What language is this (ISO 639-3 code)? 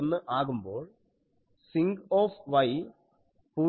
mal